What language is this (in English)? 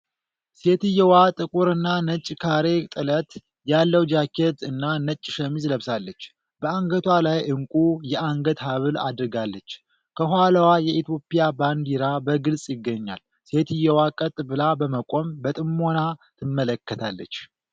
Amharic